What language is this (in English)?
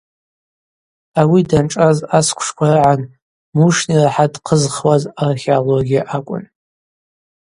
Abaza